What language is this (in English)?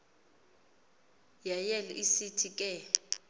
Xhosa